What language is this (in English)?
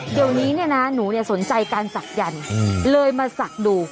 Thai